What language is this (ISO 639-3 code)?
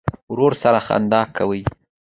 pus